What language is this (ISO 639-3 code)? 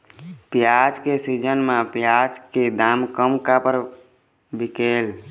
hne